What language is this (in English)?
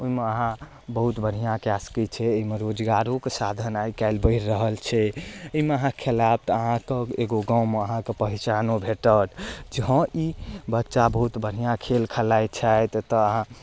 Maithili